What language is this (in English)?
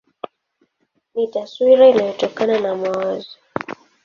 Swahili